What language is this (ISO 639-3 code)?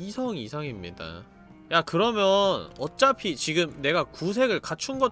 kor